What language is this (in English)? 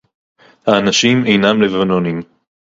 Hebrew